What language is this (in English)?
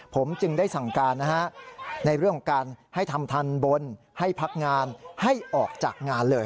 Thai